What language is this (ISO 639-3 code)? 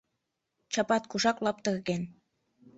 chm